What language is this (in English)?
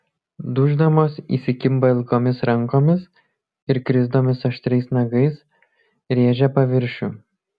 Lithuanian